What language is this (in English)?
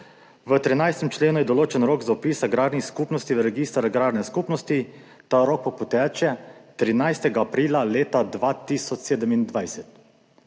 Slovenian